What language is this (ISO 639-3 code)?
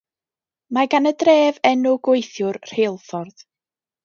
cym